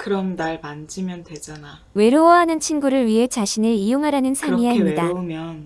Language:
Korean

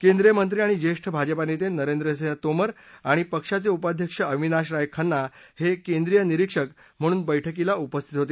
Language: Marathi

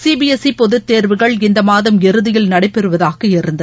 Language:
Tamil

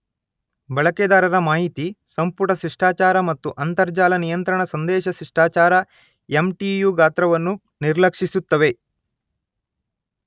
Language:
Kannada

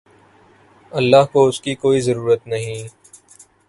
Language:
Urdu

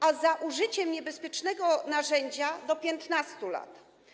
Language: Polish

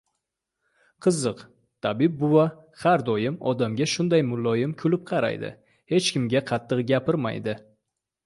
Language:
Uzbek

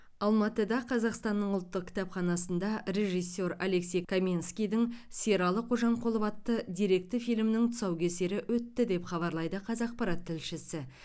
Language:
Kazakh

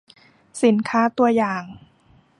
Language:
Thai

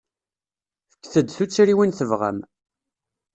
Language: Kabyle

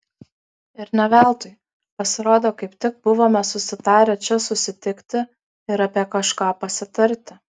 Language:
Lithuanian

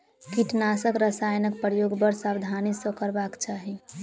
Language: Maithili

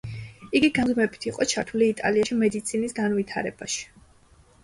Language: Georgian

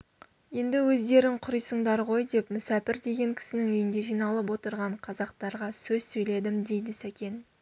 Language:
Kazakh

